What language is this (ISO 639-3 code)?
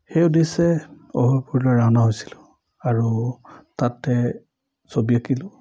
asm